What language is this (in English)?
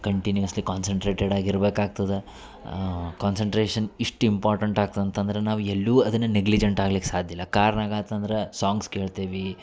Kannada